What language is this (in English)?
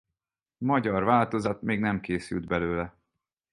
Hungarian